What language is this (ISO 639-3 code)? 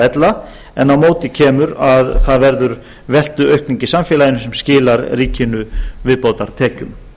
isl